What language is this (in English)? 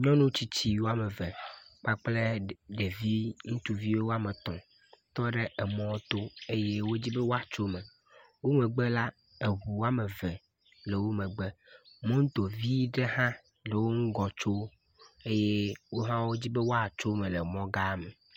Ewe